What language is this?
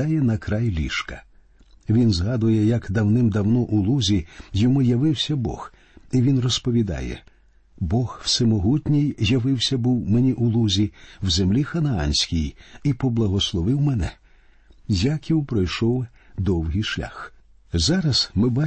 Ukrainian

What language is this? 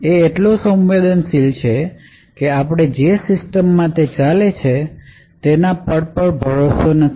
Gujarati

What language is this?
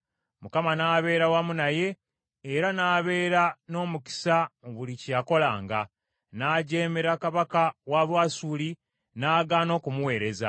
Ganda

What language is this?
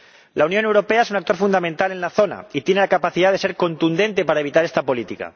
Spanish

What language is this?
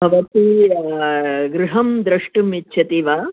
Sanskrit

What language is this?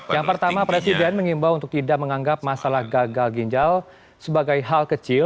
Indonesian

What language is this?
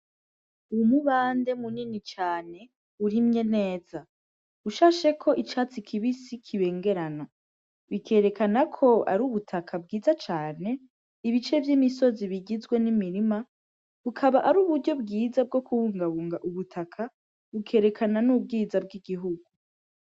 Rundi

